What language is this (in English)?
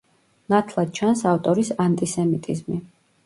Georgian